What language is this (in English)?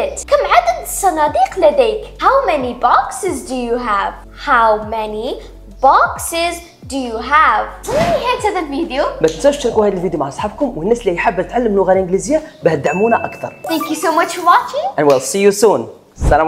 Arabic